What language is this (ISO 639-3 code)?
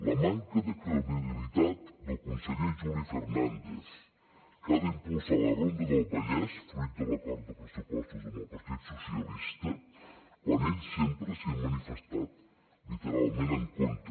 cat